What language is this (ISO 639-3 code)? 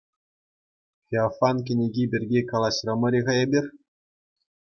chv